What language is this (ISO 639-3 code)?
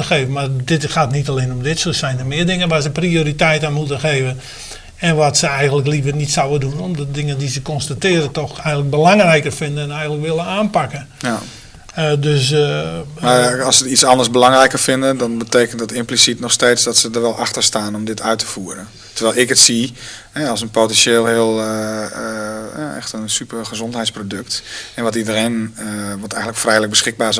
nld